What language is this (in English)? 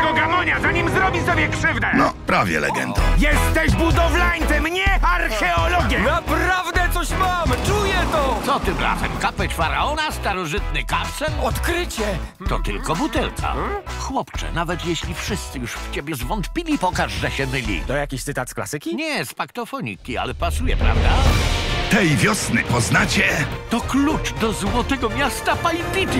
Polish